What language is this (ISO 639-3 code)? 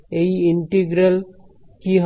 ben